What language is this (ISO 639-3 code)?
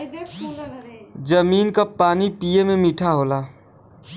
bho